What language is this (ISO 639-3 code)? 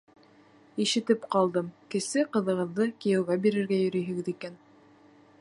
bak